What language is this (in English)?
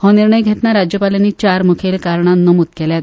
Konkani